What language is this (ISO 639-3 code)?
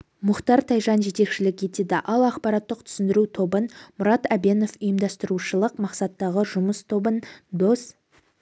kaz